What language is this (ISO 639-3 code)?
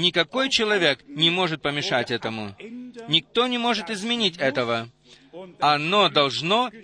rus